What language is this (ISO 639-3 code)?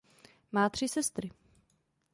ces